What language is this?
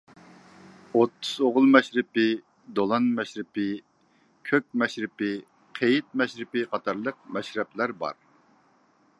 Uyghur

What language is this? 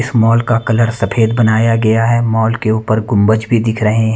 Hindi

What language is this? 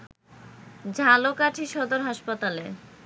Bangla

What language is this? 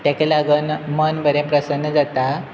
Konkani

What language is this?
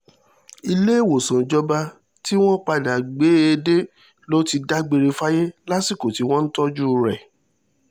Yoruba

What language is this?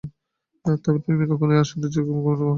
Bangla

